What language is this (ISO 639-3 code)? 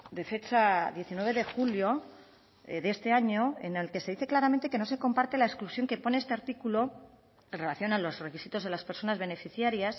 spa